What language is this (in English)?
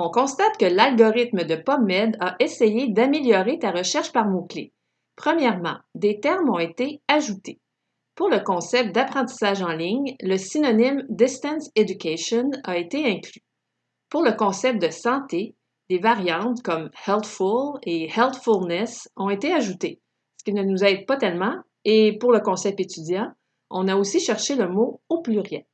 French